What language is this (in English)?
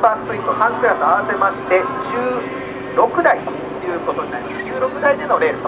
Japanese